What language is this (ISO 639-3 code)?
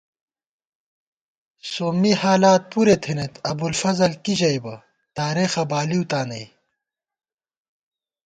gwt